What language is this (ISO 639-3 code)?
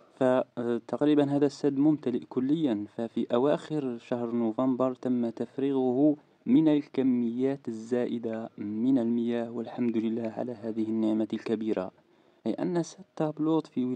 ara